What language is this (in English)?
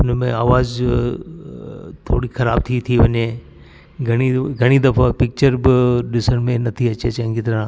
Sindhi